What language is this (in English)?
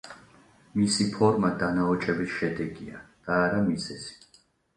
Georgian